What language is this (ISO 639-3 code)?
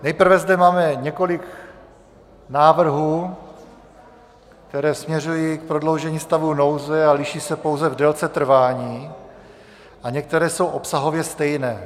ces